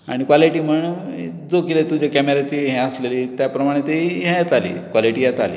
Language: Konkani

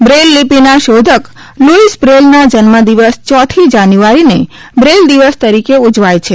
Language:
Gujarati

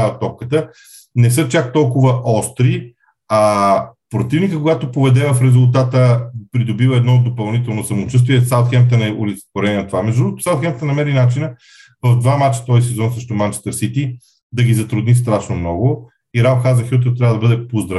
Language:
Bulgarian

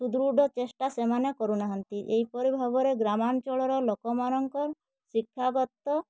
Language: Odia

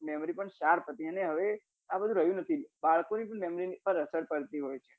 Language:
Gujarati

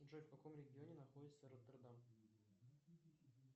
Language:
Russian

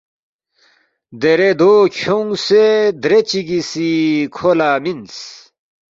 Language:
Balti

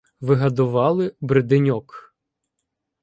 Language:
Ukrainian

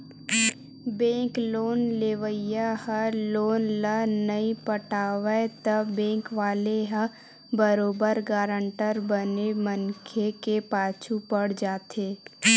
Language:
Chhattisgarhi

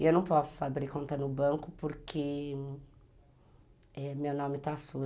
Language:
Portuguese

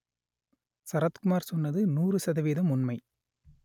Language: Tamil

